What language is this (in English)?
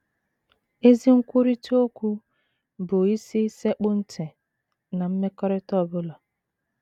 Igbo